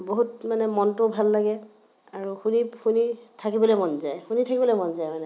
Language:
Assamese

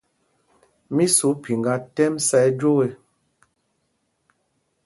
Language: Mpumpong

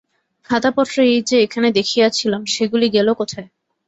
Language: Bangla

